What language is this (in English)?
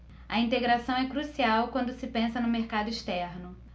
Portuguese